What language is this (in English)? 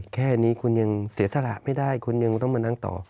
Thai